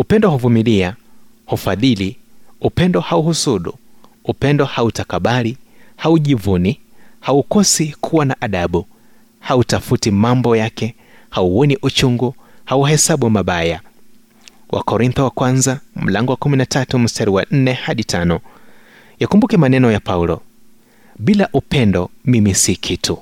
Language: Swahili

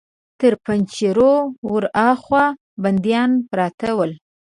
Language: Pashto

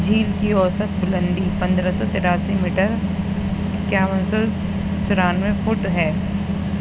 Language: Urdu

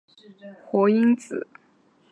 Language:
Chinese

